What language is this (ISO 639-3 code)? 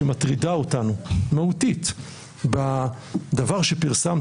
heb